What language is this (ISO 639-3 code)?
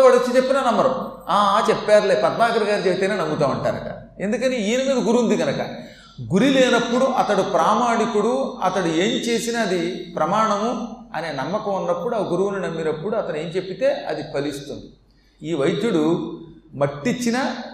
tel